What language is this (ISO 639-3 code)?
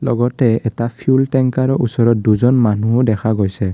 asm